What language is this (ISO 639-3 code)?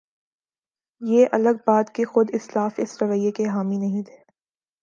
urd